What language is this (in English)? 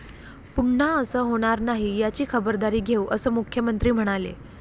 Marathi